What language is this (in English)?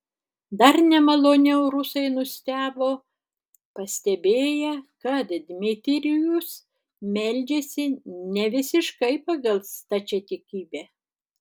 Lithuanian